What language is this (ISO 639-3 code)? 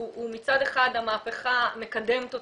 heb